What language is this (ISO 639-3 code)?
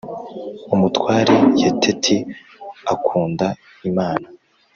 kin